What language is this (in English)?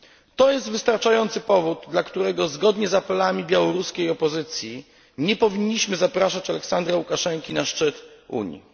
Polish